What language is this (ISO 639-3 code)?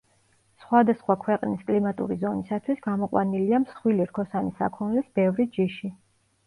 kat